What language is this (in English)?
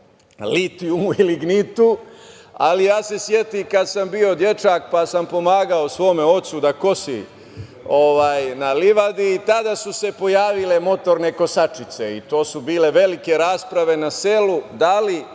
Serbian